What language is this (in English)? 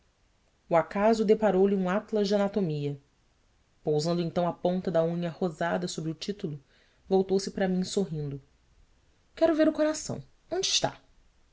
Portuguese